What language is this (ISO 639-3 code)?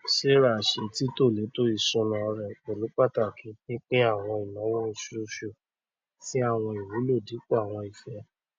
yor